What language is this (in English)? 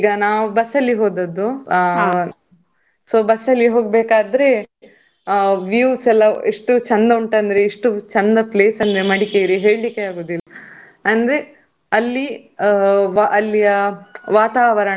Kannada